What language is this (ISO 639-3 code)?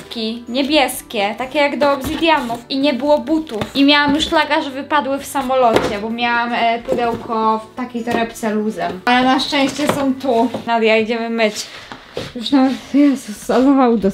pol